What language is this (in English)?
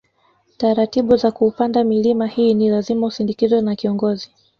Swahili